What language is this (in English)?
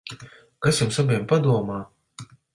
Latvian